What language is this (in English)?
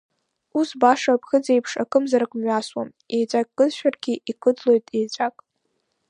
Abkhazian